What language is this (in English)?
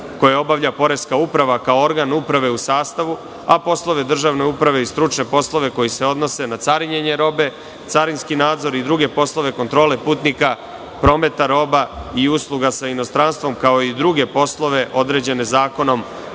Serbian